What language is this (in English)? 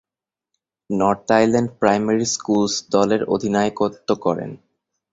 Bangla